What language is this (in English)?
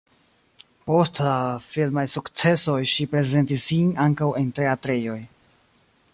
Esperanto